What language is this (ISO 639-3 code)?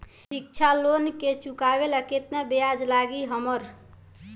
bho